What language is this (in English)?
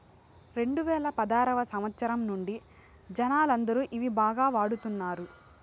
Telugu